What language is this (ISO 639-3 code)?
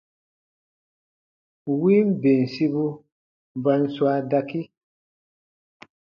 bba